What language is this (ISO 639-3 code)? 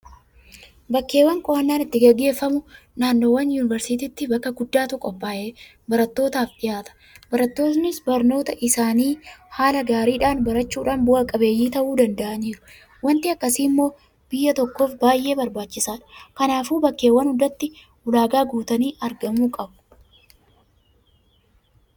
orm